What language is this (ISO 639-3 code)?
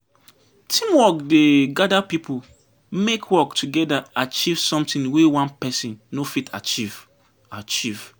pcm